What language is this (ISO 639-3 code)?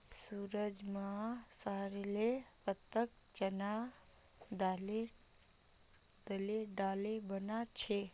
mag